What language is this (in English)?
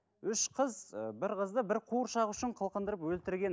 Kazakh